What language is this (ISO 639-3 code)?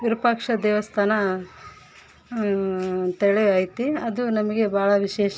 kan